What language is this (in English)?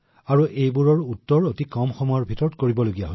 Assamese